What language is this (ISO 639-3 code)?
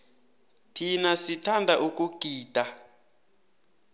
nbl